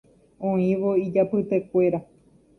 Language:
Guarani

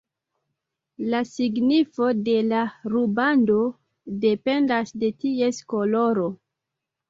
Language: Esperanto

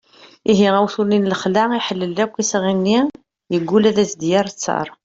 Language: Kabyle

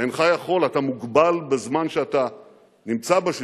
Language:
Hebrew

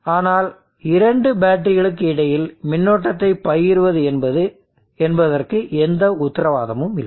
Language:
Tamil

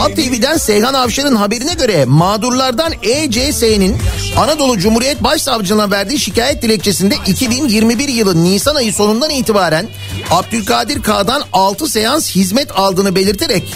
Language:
Turkish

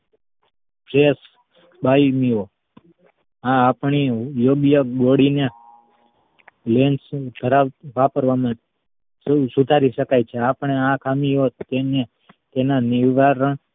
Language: Gujarati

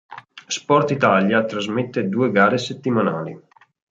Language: Italian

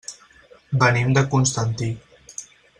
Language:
Catalan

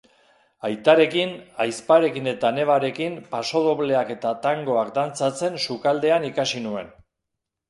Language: Basque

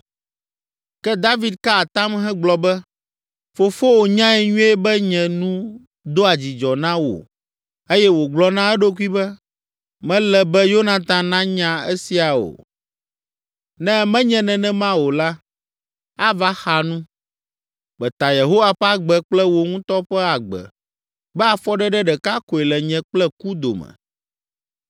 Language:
Ewe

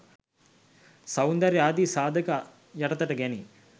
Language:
Sinhala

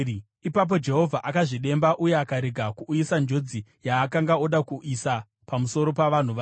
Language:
Shona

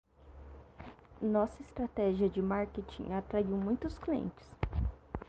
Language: Portuguese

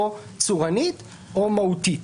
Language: Hebrew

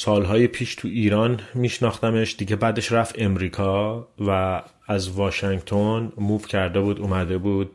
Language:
Persian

